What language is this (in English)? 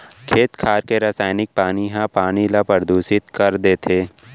Chhattisgarhi